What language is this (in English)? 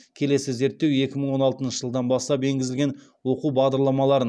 Kazakh